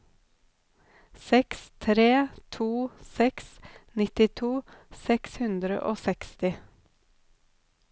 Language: Norwegian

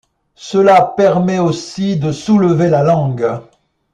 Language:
French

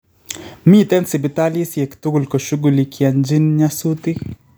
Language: Kalenjin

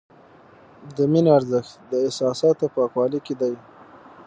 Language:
Pashto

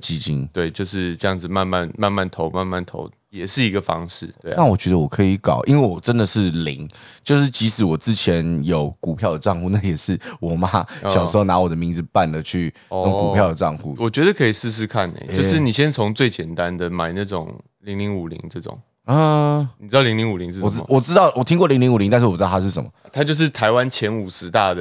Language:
Chinese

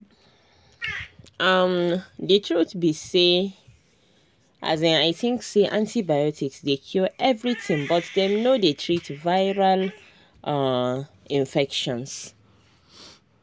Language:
Nigerian Pidgin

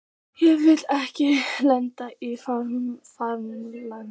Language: Icelandic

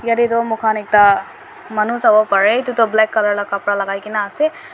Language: Naga Pidgin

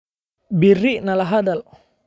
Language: Somali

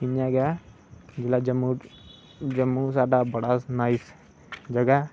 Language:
Dogri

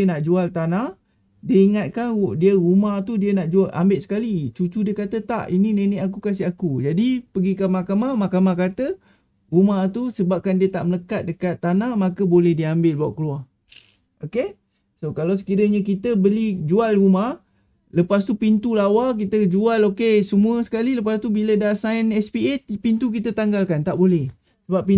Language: Malay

